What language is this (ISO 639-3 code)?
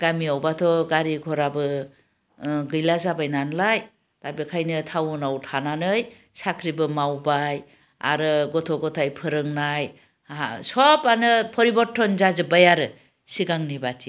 brx